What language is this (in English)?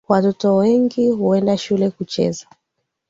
Swahili